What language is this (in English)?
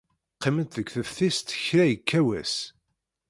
Kabyle